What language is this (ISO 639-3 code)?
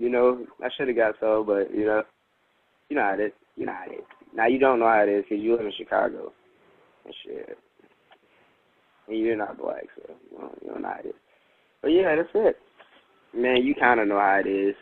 eng